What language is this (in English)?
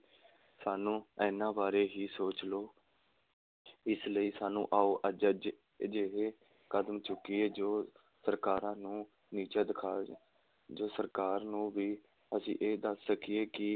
Punjabi